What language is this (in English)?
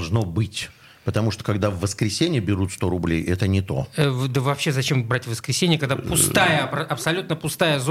Russian